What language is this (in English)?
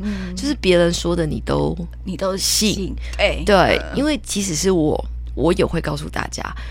Chinese